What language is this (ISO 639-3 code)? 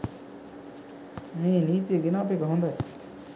sin